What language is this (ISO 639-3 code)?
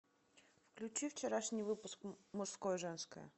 rus